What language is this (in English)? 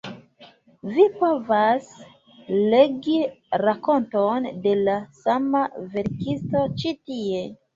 Esperanto